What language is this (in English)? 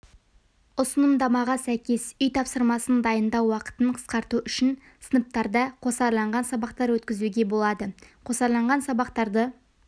Kazakh